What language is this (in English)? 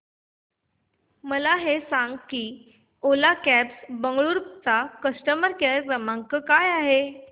Marathi